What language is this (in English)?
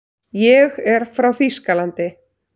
Icelandic